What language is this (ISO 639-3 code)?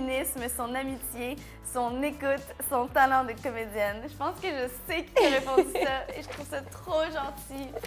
fra